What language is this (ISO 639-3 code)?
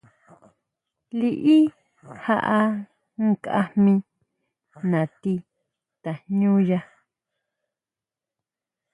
mau